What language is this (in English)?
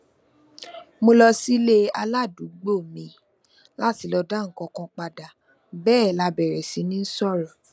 Yoruba